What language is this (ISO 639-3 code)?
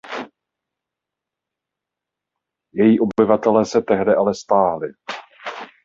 ces